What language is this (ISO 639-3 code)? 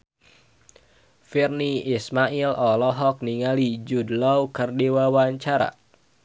sun